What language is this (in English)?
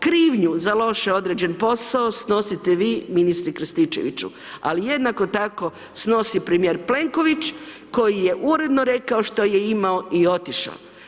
Croatian